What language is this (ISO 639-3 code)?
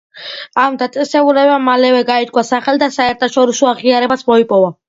kat